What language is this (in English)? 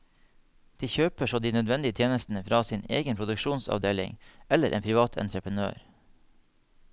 Norwegian